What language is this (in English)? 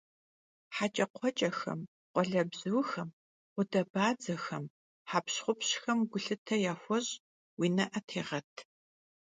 Kabardian